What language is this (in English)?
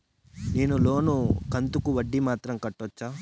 Telugu